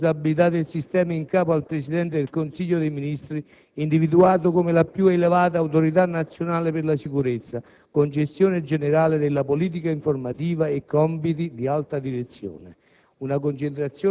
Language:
Italian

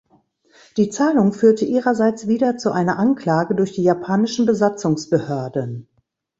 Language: German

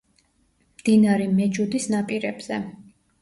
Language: Georgian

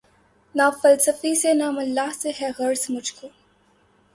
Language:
Urdu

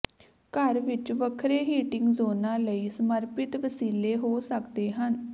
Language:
Punjabi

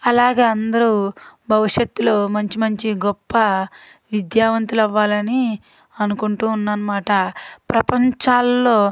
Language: Telugu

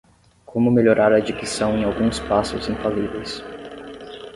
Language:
Portuguese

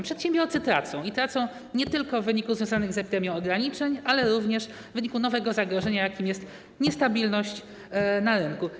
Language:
Polish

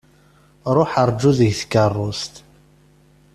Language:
Kabyle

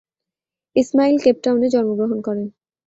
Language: Bangla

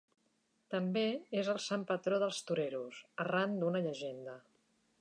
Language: Catalan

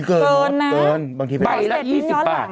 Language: Thai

